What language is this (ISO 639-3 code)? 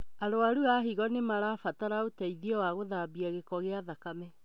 kik